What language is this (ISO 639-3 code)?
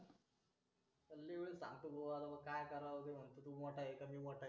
mar